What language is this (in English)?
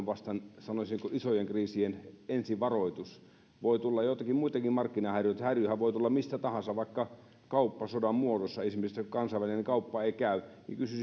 Finnish